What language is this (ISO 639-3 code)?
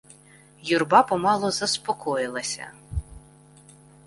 ukr